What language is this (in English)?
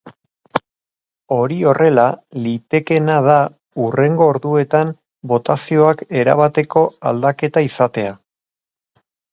Basque